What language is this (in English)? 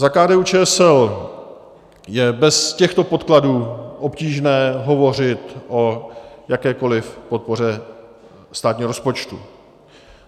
Czech